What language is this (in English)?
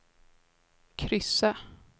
Swedish